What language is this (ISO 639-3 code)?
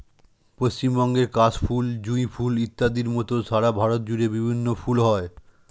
ben